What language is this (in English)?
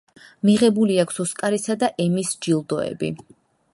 Georgian